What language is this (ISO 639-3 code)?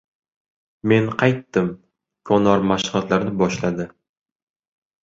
uzb